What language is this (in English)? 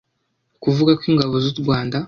Kinyarwanda